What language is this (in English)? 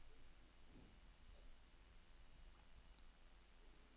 Norwegian